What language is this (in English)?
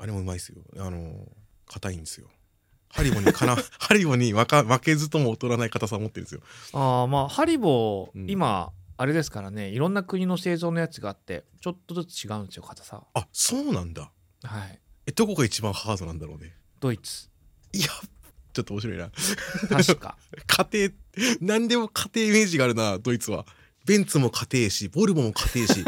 Japanese